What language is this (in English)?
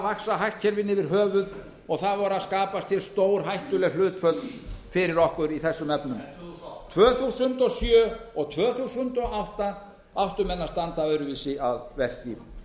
Icelandic